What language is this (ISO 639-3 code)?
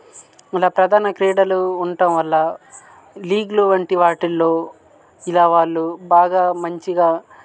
tel